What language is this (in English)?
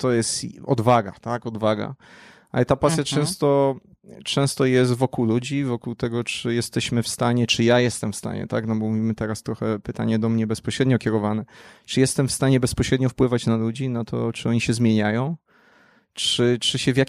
Polish